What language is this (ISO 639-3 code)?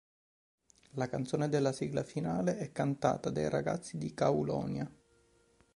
ita